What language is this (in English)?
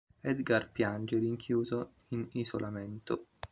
Italian